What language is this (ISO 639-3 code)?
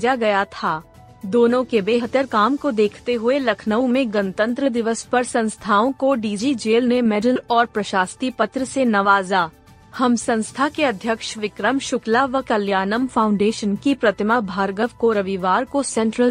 hin